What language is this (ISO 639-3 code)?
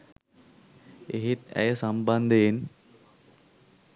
sin